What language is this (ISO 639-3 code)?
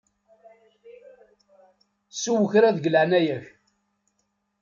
kab